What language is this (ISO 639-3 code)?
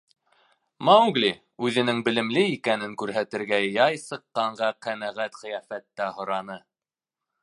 bak